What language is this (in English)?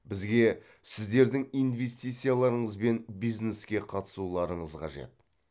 Kazakh